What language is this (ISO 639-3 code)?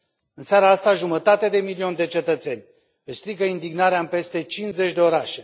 ron